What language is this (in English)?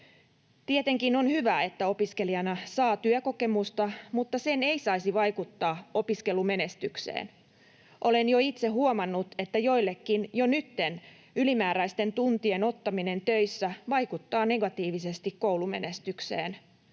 Finnish